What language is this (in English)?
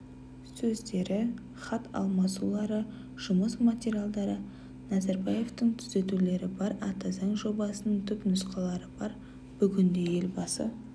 Kazakh